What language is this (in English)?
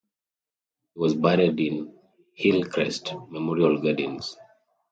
English